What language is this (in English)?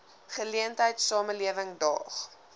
Afrikaans